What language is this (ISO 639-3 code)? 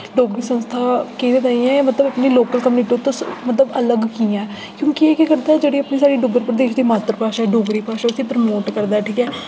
doi